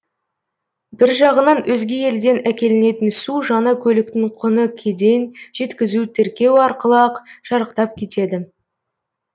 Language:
Kazakh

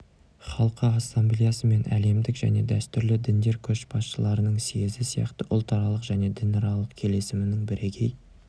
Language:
Kazakh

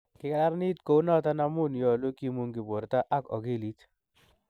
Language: Kalenjin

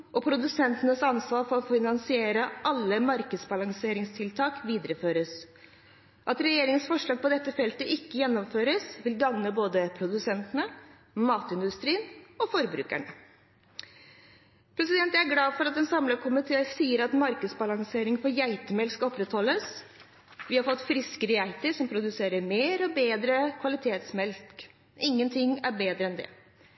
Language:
Norwegian Bokmål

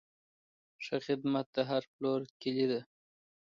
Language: Pashto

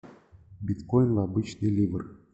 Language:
Russian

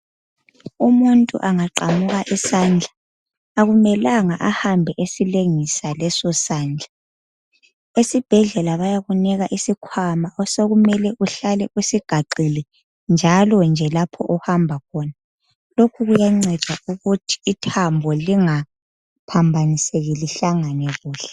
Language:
North Ndebele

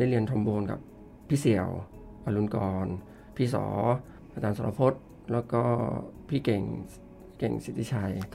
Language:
Thai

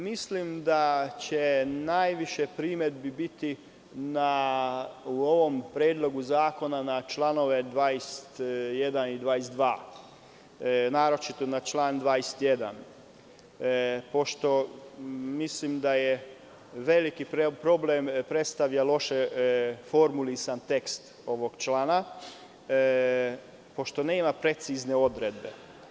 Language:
Serbian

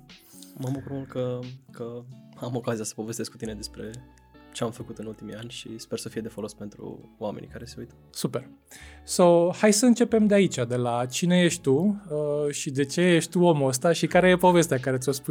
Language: Romanian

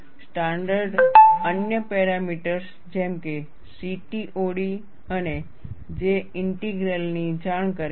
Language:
Gujarati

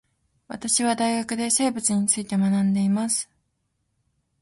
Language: Japanese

